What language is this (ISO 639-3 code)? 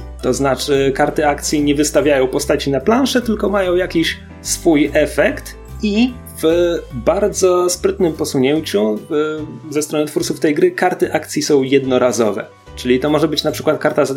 pol